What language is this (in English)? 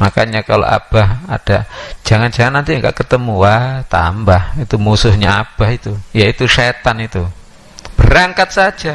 Indonesian